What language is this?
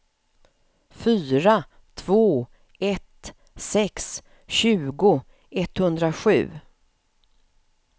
Swedish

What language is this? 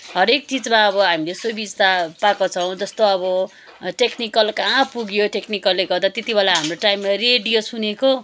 Nepali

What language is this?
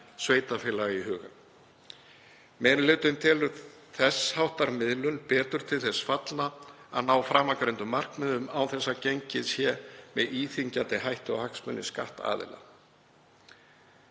Icelandic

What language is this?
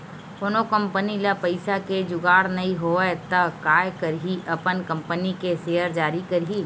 Chhattisgarhi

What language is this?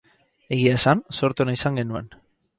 Basque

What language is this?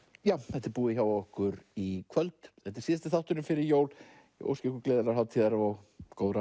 Icelandic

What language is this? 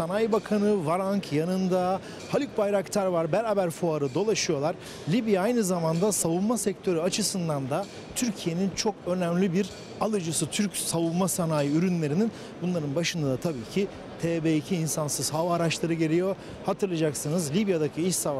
Turkish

